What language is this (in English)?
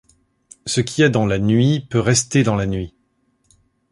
French